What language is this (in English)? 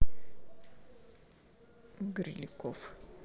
Russian